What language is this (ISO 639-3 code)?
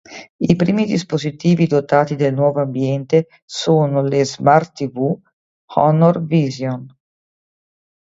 ita